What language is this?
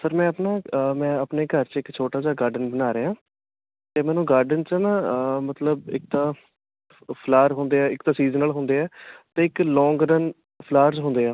Punjabi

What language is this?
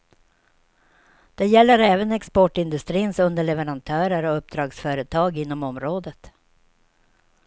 Swedish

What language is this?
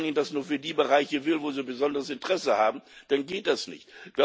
German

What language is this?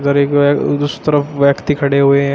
Hindi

